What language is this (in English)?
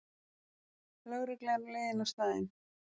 Icelandic